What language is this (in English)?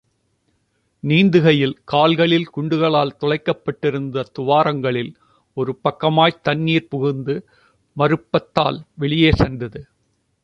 Tamil